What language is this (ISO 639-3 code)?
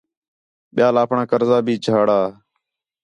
xhe